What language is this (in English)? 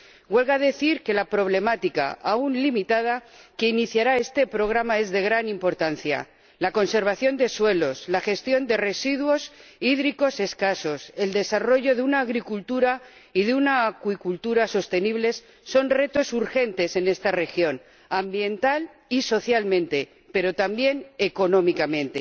Spanish